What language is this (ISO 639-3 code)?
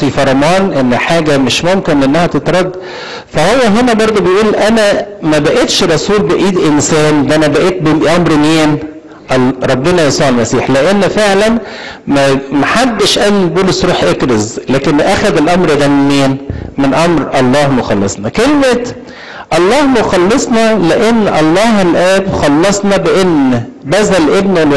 ara